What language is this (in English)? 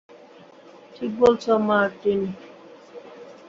Bangla